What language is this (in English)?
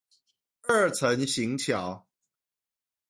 Chinese